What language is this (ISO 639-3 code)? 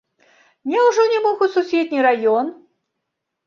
bel